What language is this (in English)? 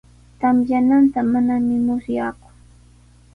Sihuas Ancash Quechua